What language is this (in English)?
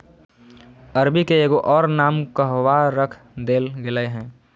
Magahi